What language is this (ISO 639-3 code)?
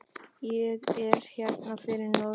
isl